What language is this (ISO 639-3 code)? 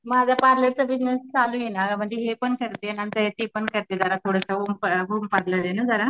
mar